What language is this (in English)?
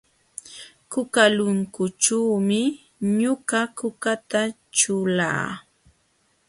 Jauja Wanca Quechua